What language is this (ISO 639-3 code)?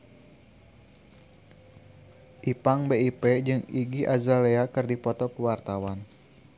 sun